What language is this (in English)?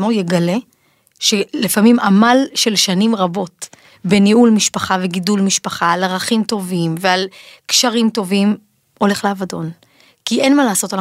Hebrew